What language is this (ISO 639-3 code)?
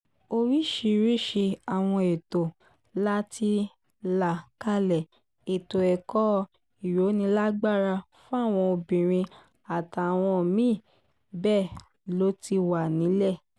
yor